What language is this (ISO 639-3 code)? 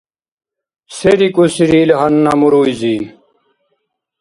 dar